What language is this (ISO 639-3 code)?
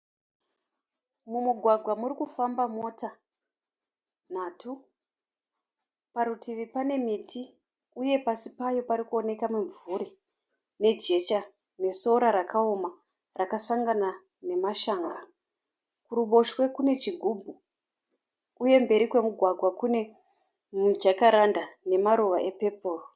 sna